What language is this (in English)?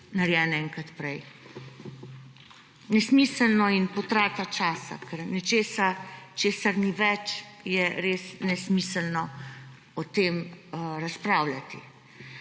Slovenian